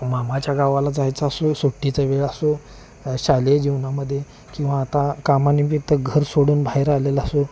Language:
Marathi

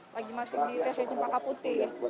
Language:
Indonesian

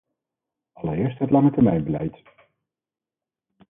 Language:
Dutch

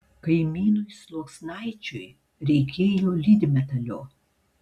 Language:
Lithuanian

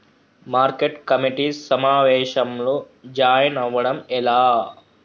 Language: Telugu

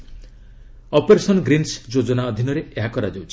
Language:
Odia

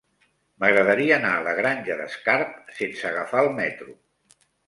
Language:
Catalan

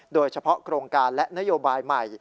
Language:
Thai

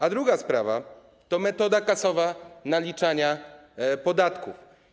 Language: Polish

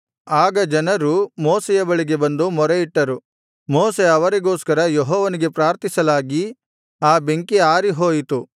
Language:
Kannada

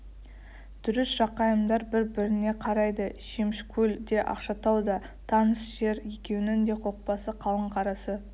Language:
Kazakh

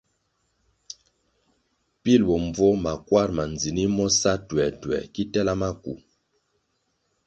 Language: Kwasio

